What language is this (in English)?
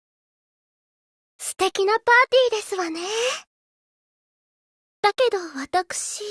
Japanese